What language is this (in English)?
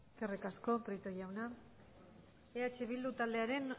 Basque